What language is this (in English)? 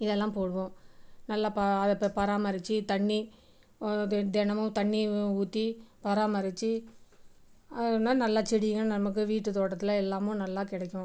Tamil